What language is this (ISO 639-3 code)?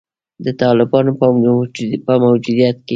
pus